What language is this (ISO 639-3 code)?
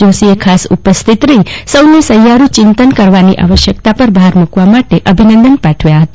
guj